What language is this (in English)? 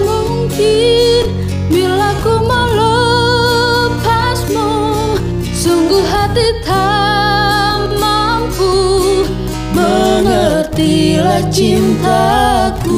Indonesian